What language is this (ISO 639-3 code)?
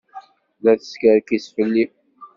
kab